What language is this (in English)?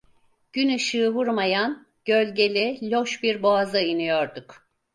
Turkish